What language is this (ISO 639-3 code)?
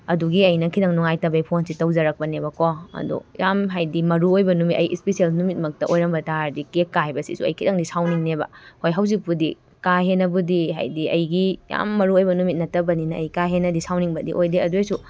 mni